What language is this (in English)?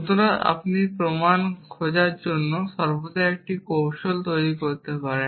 Bangla